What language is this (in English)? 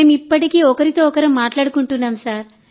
Telugu